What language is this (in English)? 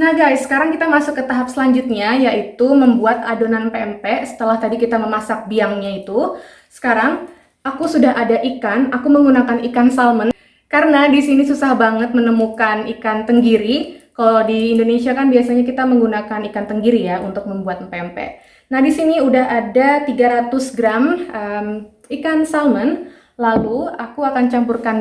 Indonesian